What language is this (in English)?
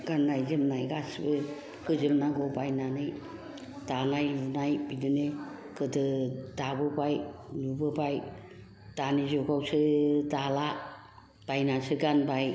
Bodo